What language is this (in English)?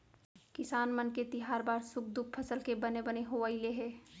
Chhattisgarhi